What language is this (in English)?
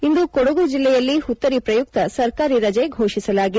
Kannada